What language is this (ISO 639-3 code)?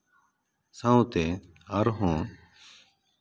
sat